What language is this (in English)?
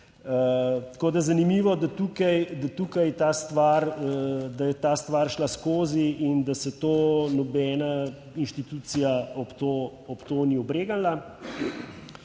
Slovenian